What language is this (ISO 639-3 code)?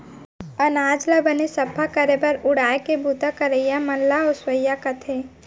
hne